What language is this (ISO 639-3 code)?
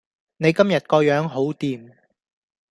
yue